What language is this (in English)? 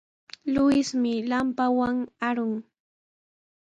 Sihuas Ancash Quechua